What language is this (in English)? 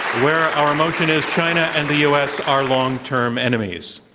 English